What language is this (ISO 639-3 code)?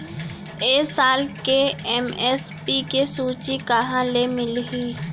hne